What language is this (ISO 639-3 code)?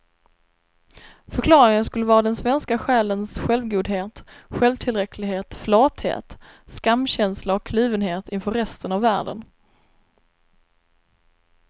swe